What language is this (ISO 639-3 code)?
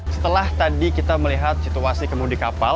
ind